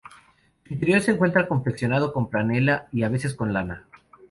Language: Spanish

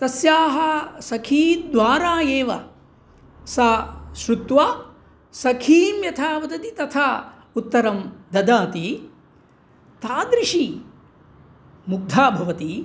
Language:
Sanskrit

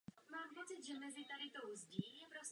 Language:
Czech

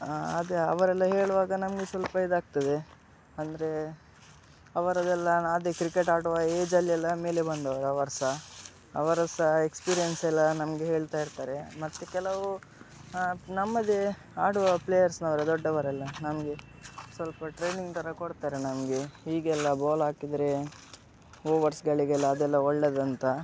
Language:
Kannada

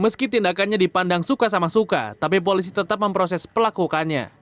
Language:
Indonesian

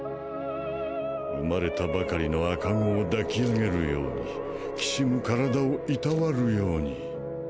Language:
Japanese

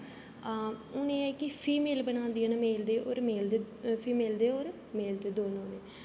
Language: Dogri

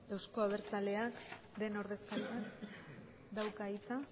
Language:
Basque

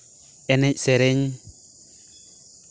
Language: Santali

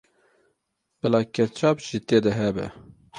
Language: Kurdish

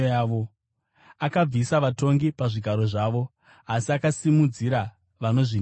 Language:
Shona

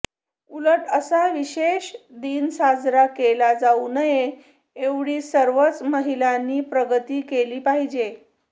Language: Marathi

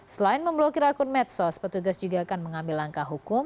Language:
Indonesian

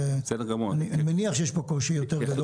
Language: Hebrew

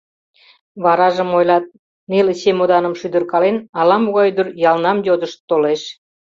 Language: Mari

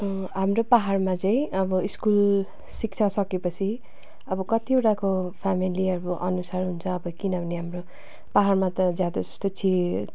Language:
Nepali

